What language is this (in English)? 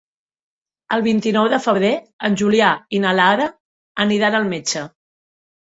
Catalan